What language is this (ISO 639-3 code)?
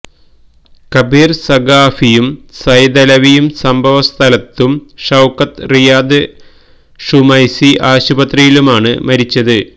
mal